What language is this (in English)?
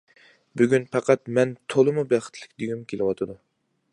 Uyghur